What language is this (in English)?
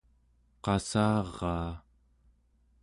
Central Yupik